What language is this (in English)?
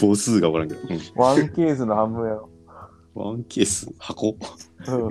Japanese